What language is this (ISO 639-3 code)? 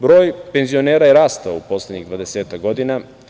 srp